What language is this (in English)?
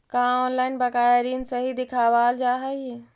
Magahi